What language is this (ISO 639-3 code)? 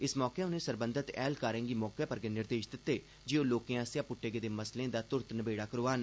doi